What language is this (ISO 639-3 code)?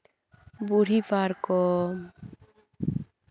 sat